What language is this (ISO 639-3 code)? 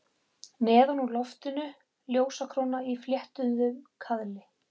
isl